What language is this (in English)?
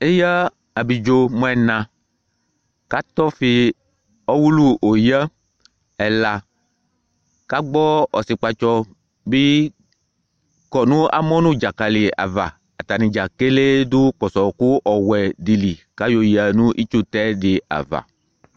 Ikposo